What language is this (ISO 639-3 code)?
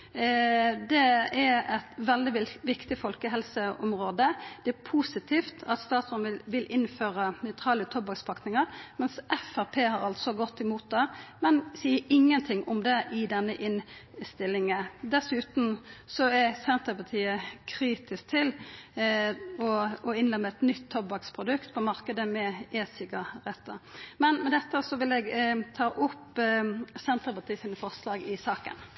nno